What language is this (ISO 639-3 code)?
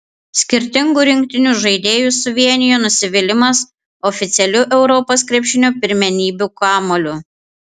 lit